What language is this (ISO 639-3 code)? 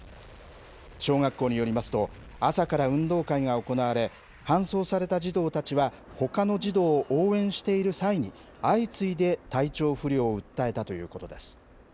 jpn